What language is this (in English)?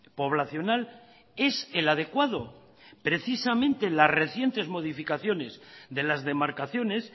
Spanish